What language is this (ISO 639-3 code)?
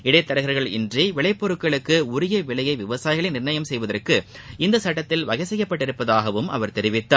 tam